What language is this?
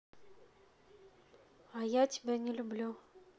Russian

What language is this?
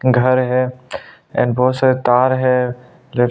Hindi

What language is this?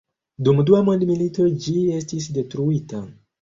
Esperanto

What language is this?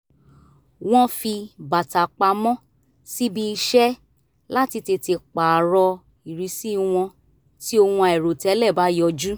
Yoruba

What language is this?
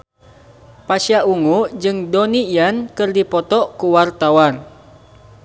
Sundanese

